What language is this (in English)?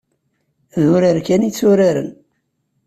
Kabyle